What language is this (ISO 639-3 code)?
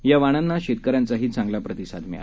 mar